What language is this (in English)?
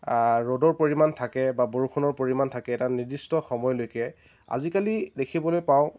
Assamese